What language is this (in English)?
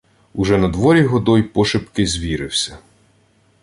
Ukrainian